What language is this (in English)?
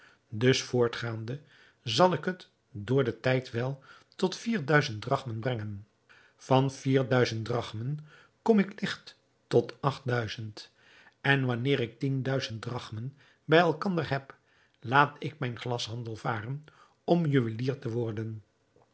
Dutch